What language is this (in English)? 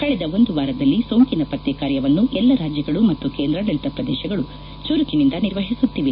Kannada